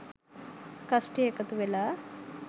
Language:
Sinhala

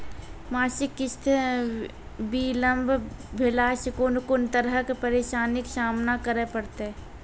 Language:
Maithili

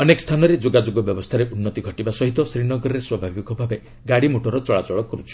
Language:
Odia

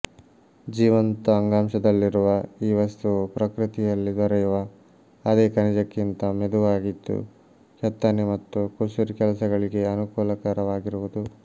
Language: Kannada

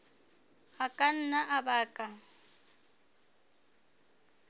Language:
Southern Sotho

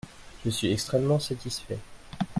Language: French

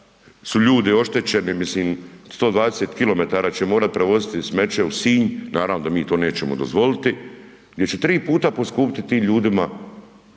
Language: Croatian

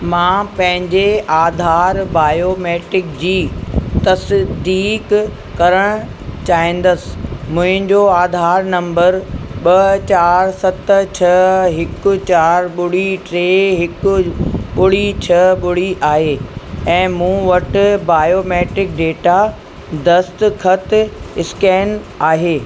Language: Sindhi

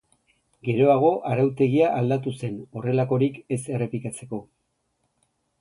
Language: Basque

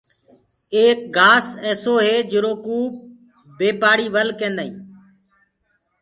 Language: Gurgula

